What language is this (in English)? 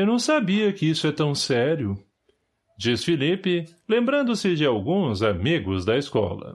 Portuguese